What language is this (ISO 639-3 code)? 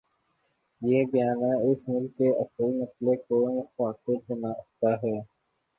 urd